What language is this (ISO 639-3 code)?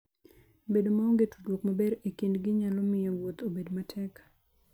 luo